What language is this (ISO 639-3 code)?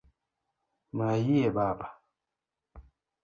luo